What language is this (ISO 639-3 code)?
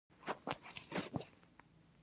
pus